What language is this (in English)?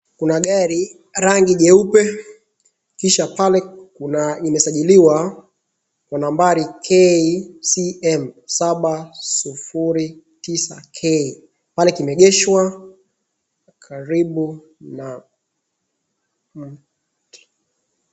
Swahili